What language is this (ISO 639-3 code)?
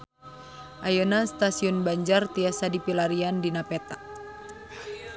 sun